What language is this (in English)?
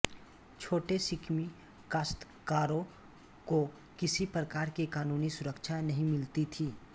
Hindi